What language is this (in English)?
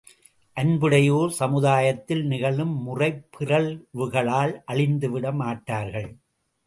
Tamil